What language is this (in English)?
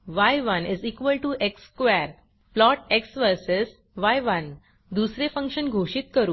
Marathi